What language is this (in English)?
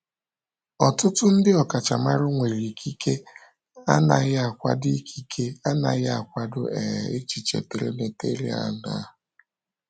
Igbo